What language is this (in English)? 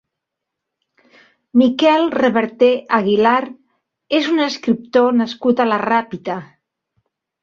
Catalan